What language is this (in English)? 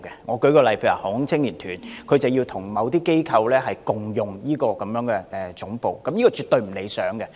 Cantonese